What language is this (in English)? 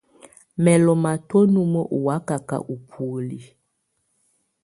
Tunen